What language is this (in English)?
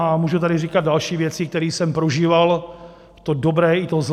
Czech